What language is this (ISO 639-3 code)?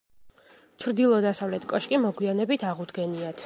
kat